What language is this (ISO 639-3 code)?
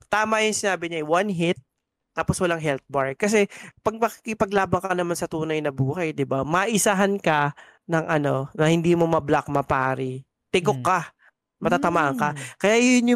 fil